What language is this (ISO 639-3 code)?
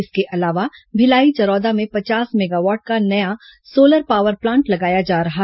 hin